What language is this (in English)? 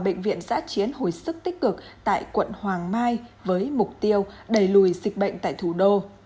Vietnamese